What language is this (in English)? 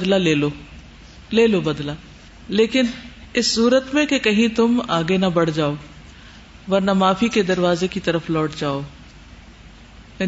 Urdu